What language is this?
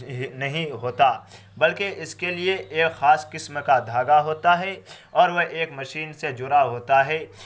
Urdu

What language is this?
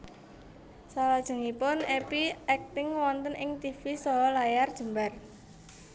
Javanese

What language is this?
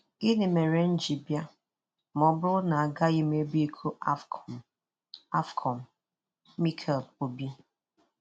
Igbo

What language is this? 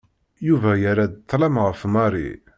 Kabyle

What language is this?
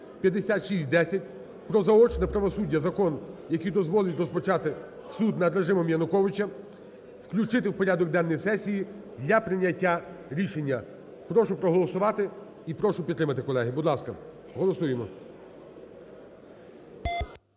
Ukrainian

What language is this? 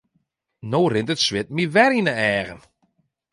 Western Frisian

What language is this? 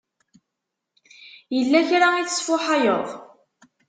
Kabyle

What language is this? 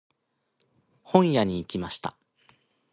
Japanese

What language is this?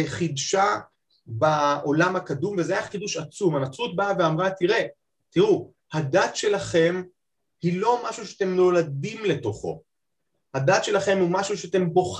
Hebrew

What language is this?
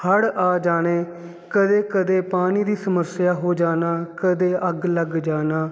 Punjabi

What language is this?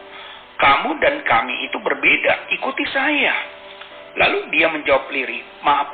Indonesian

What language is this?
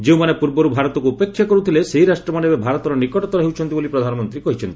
Odia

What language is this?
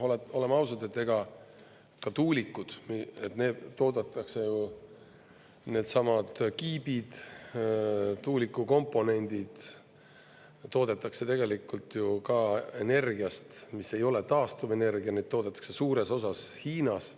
Estonian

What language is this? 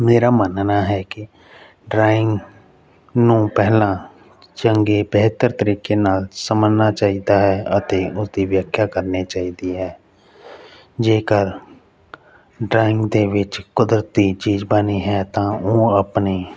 Punjabi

